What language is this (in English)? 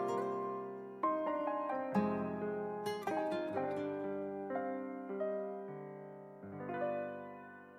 Turkish